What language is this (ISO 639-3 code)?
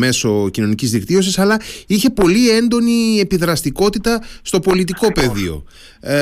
ell